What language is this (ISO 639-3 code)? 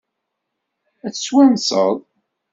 kab